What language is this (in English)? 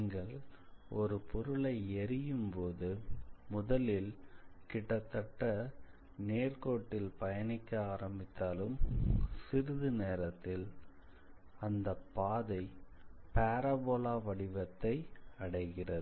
Tamil